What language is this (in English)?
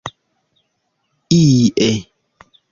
Esperanto